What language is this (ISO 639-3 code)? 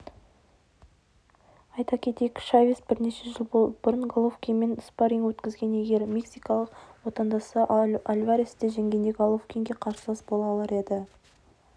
kaz